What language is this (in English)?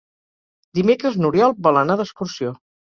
Catalan